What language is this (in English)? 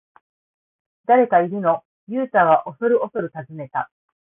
Japanese